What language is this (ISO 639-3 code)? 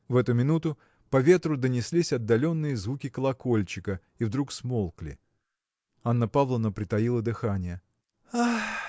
rus